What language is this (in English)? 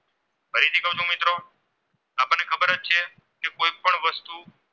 Gujarati